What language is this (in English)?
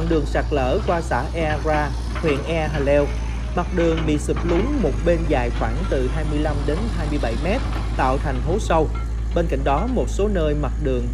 Vietnamese